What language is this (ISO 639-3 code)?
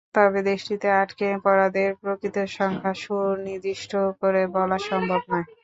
ben